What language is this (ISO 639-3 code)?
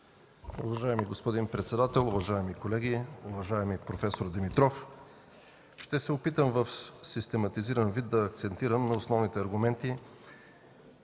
bul